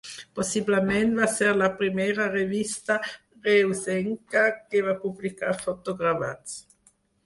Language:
Catalan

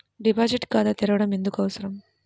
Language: Telugu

